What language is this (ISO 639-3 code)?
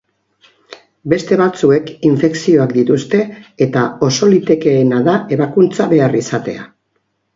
eus